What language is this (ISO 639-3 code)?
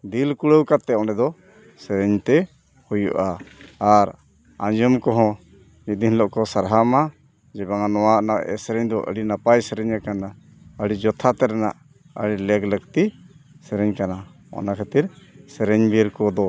sat